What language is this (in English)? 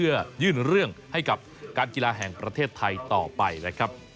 Thai